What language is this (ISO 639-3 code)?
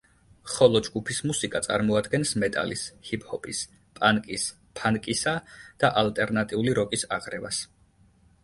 kat